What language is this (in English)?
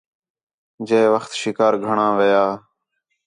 Khetrani